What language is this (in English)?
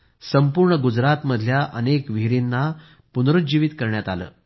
Marathi